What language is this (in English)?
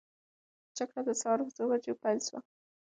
Pashto